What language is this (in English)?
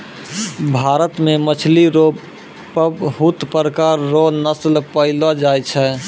Maithili